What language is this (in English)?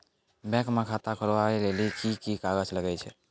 Maithili